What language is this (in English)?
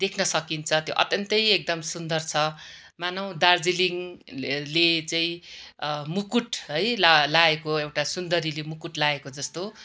Nepali